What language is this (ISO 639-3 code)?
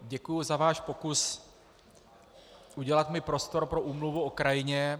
ces